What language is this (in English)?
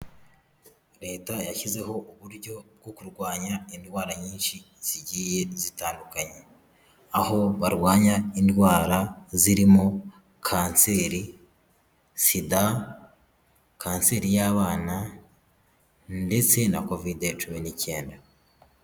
Kinyarwanda